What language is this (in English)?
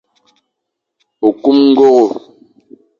Fang